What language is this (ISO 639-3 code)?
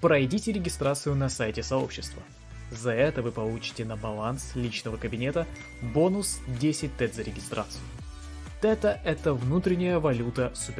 rus